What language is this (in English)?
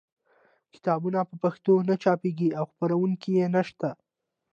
Pashto